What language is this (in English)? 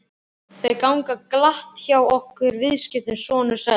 Icelandic